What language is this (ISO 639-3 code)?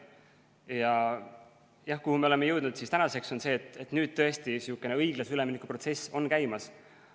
est